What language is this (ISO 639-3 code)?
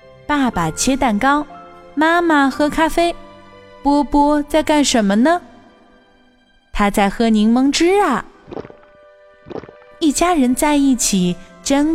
zho